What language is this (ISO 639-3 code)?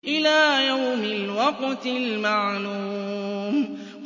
ara